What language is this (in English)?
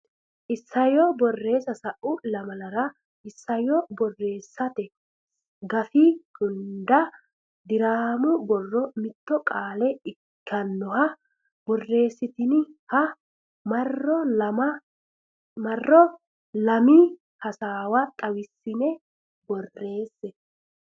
Sidamo